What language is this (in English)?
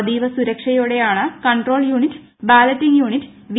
Malayalam